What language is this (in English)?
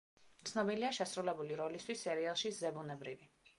Georgian